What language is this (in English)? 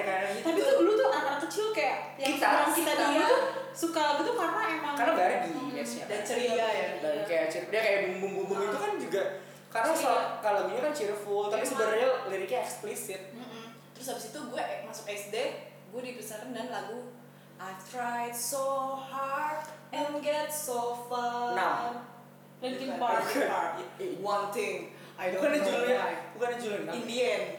Indonesian